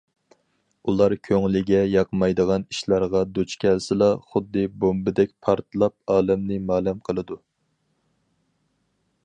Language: Uyghur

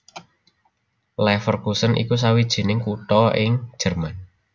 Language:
Javanese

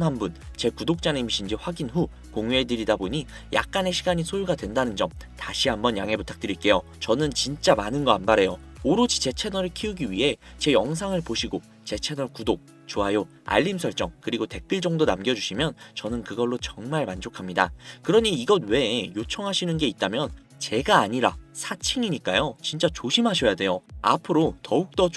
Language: Korean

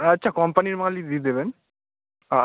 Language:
Bangla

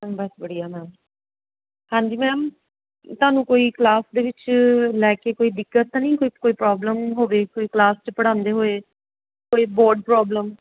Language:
Punjabi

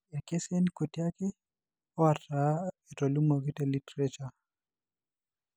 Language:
Masai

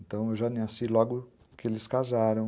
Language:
Portuguese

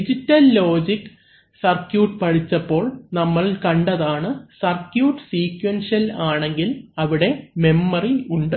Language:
Malayalam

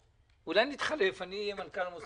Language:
Hebrew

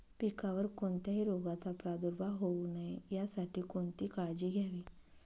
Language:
Marathi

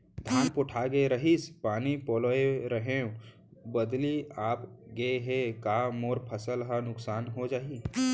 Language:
Chhattisgarhi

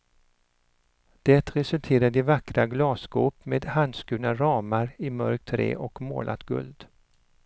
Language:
Swedish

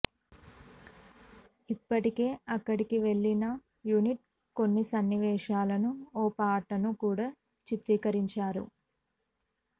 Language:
Telugu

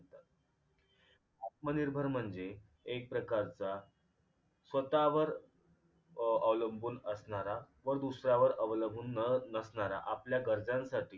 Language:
Marathi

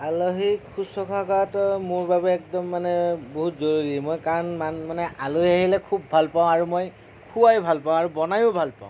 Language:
Assamese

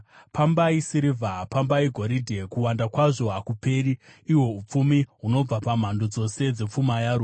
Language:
Shona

